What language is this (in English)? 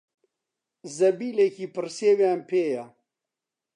Central Kurdish